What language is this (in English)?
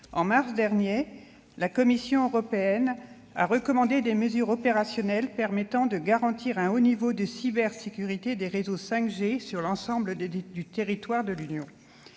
French